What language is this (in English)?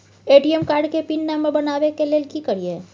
Maithili